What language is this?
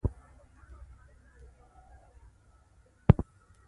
Pashto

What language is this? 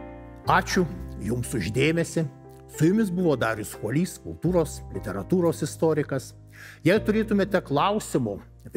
Lithuanian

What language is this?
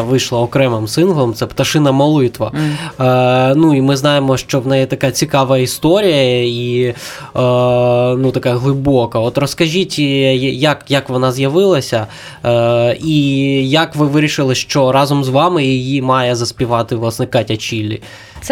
Ukrainian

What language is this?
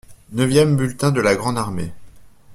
French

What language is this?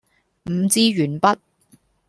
Cantonese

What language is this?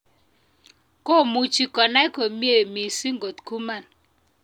Kalenjin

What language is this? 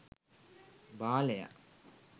Sinhala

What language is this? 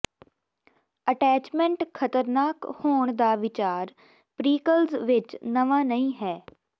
Punjabi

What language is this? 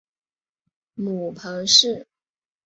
Chinese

